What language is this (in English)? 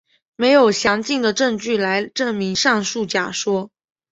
Chinese